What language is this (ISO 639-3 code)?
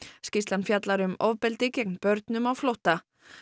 isl